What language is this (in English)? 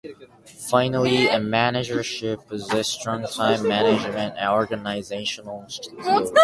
English